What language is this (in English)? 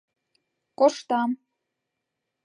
Mari